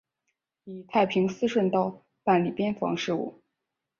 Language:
Chinese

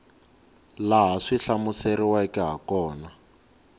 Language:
Tsonga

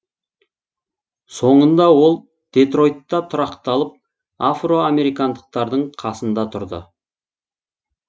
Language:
Kazakh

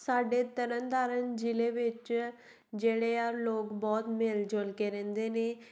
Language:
Punjabi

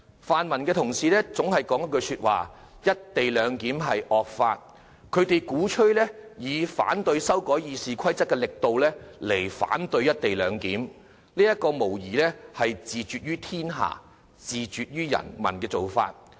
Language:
Cantonese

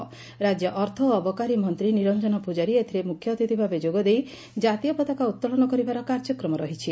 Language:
Odia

